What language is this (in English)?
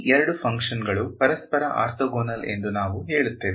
Kannada